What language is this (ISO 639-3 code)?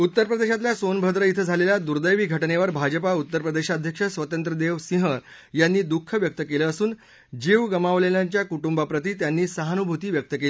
mar